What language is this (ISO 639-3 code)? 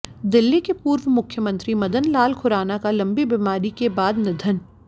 hin